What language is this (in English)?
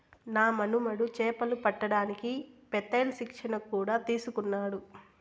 Telugu